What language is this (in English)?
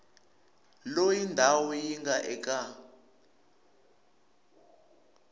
Tsonga